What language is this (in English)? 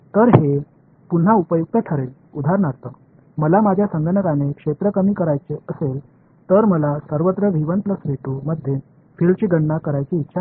Marathi